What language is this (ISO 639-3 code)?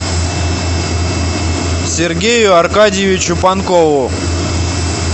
rus